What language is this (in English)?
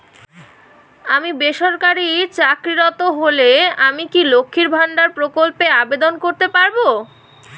Bangla